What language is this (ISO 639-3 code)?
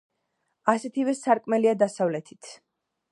kat